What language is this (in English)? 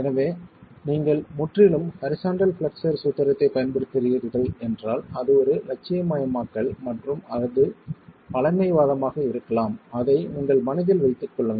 Tamil